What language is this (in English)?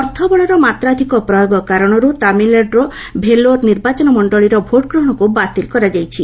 Odia